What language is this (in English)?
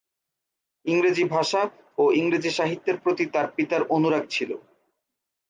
Bangla